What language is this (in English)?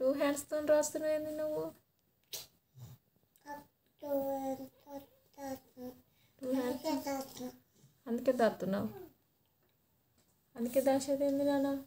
Romanian